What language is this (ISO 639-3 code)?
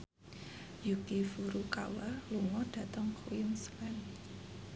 jav